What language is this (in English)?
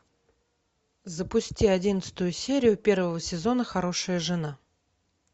Russian